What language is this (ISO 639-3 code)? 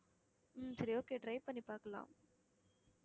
tam